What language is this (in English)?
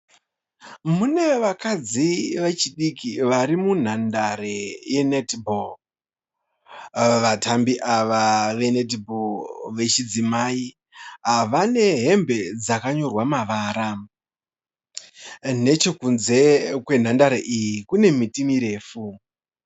Shona